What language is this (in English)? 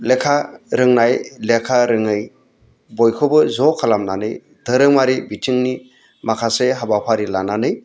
Bodo